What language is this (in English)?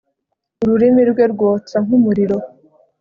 Kinyarwanda